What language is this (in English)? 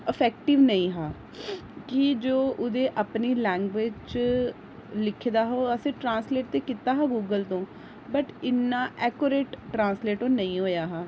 Dogri